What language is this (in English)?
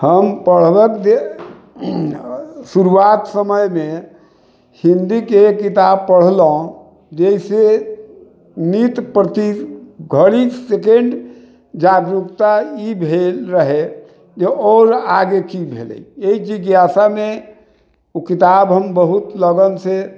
Maithili